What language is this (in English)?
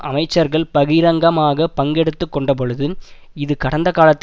Tamil